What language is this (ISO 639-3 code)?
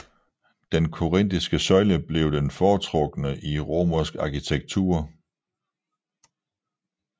dan